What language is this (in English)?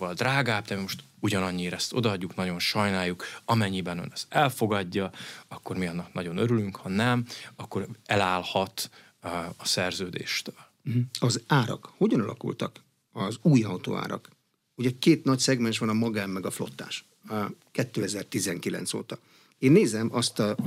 Hungarian